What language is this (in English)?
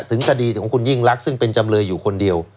Thai